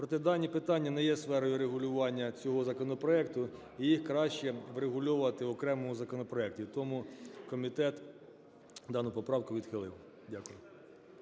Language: Ukrainian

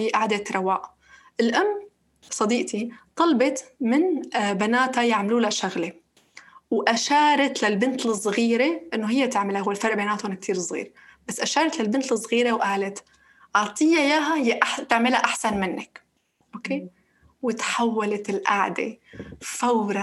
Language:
Arabic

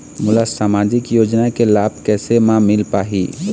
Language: Chhattisgarhi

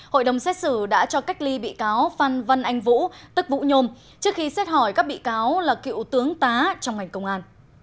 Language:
Vietnamese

